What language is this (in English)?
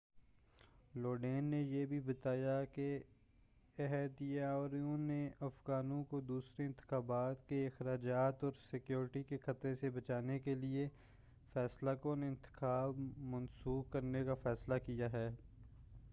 Urdu